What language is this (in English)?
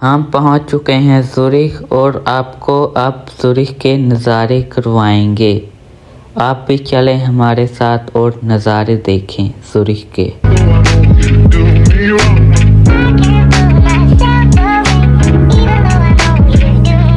Urdu